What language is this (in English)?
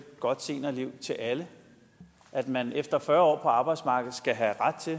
Danish